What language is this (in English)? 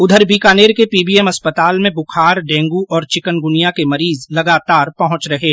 Hindi